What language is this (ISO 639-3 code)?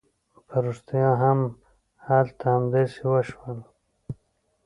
pus